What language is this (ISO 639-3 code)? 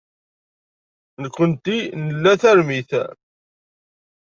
kab